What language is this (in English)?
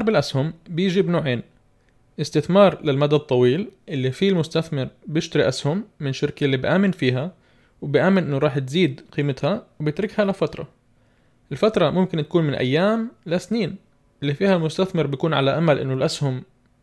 Arabic